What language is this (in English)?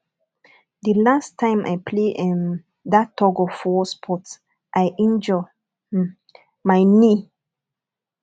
Nigerian Pidgin